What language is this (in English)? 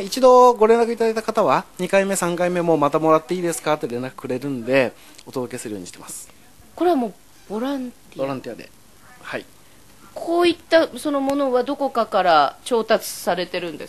Japanese